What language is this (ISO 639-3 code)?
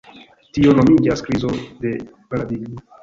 epo